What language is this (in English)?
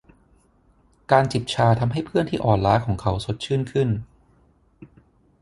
Thai